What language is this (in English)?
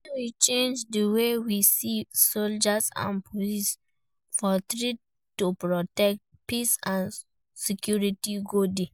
Nigerian Pidgin